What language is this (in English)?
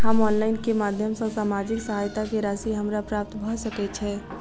Maithili